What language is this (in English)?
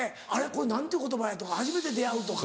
Japanese